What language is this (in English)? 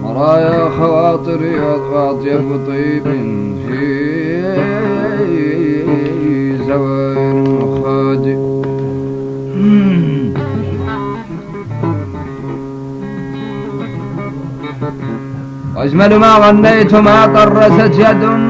Arabic